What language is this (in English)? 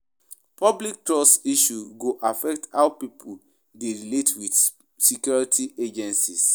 Nigerian Pidgin